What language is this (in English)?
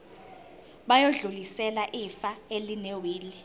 Zulu